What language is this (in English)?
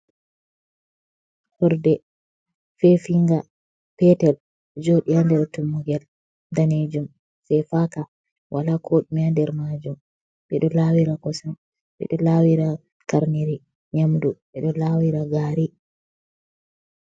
Fula